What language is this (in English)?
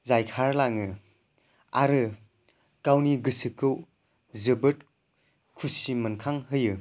Bodo